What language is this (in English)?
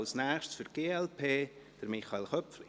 Swiss German